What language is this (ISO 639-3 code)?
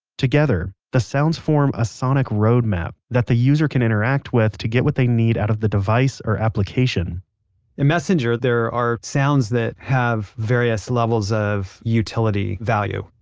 eng